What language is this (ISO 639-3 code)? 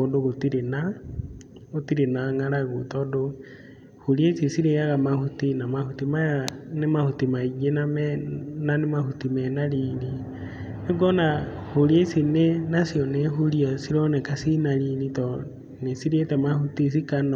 kik